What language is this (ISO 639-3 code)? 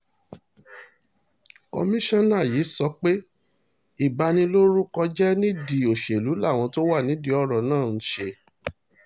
yor